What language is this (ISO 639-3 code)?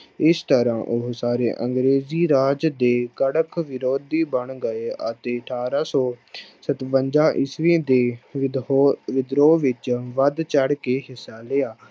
pan